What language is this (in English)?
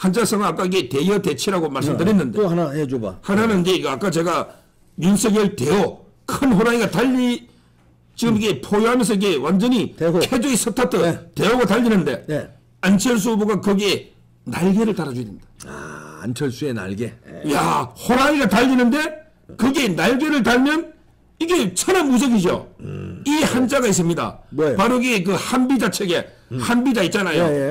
Korean